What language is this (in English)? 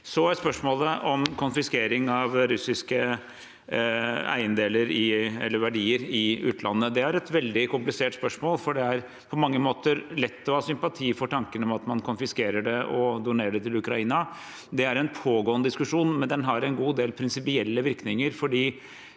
Norwegian